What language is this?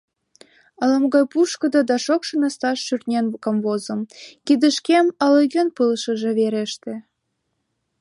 Mari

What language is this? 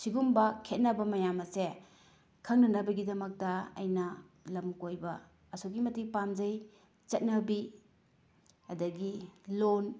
Manipuri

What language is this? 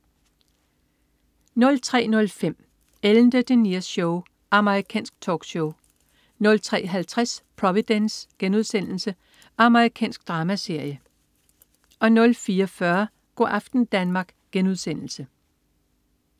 Danish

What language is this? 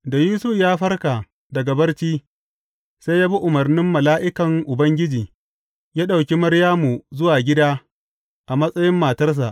Hausa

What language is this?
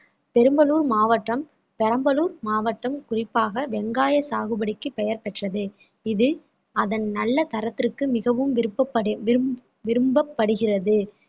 Tamil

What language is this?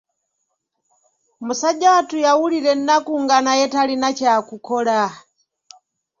Ganda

